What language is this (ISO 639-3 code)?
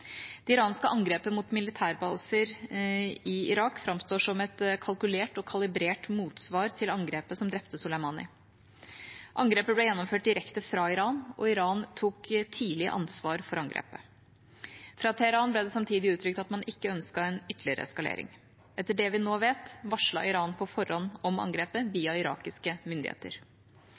nob